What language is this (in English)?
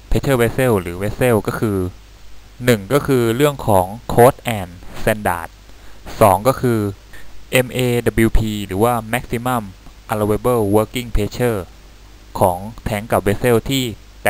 Thai